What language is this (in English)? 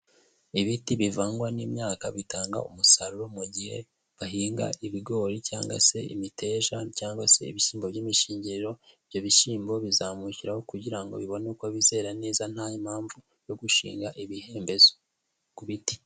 Kinyarwanda